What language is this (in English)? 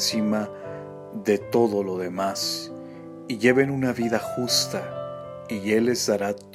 Spanish